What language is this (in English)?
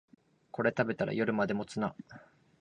Japanese